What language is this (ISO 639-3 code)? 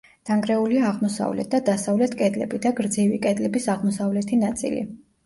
kat